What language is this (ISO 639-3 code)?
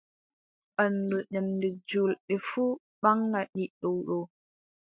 fub